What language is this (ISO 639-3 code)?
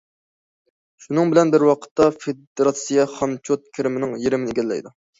uig